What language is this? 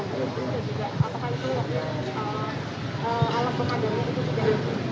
Indonesian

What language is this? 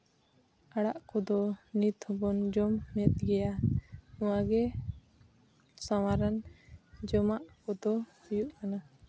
Santali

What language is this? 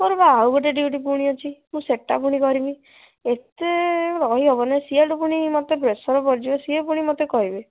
Odia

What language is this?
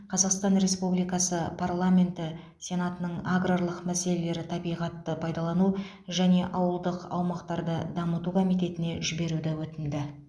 Kazakh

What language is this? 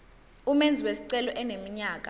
Zulu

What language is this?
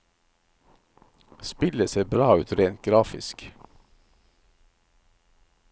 Norwegian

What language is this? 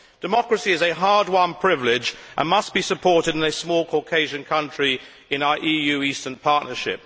English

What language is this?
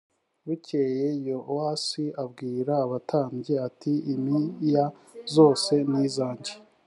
Kinyarwanda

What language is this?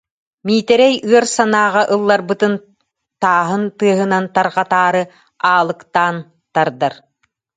Yakut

